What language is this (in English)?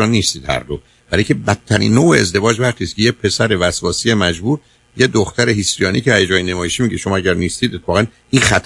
Persian